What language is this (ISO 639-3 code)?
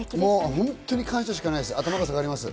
jpn